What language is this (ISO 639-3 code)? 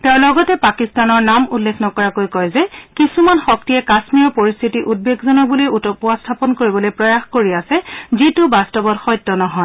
asm